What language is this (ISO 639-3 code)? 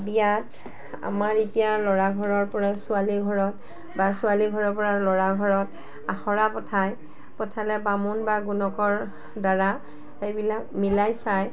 asm